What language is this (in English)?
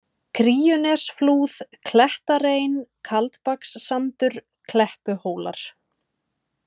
Icelandic